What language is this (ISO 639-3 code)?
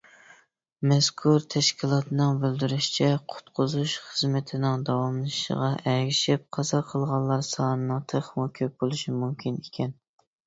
uig